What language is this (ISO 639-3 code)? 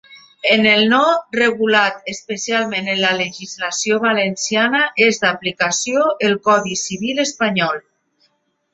cat